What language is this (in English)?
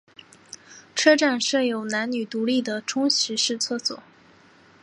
Chinese